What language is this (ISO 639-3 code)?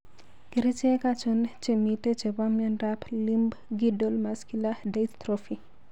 kln